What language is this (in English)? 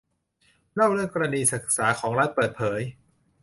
Thai